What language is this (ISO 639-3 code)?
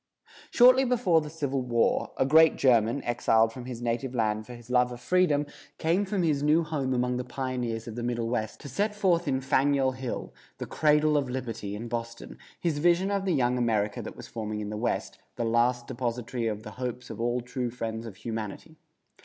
eng